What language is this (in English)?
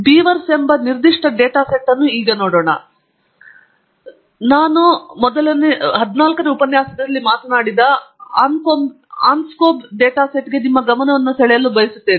Kannada